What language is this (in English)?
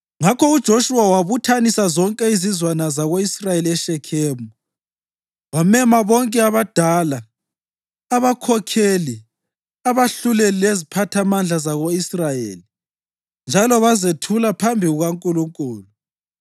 North Ndebele